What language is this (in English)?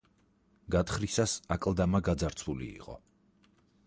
Georgian